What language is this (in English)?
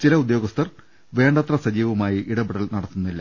Malayalam